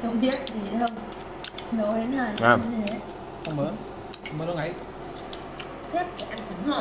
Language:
Vietnamese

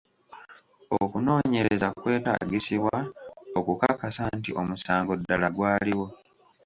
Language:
Ganda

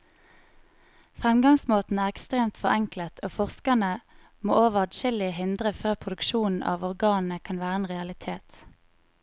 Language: Norwegian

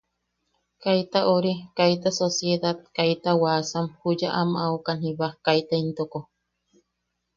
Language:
Yaqui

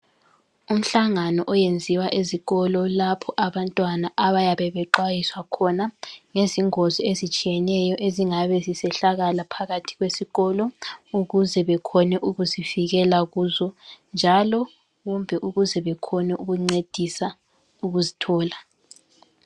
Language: North Ndebele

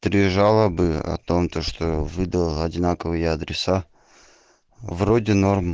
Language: Russian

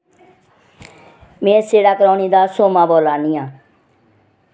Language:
Dogri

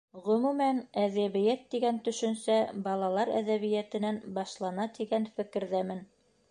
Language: Bashkir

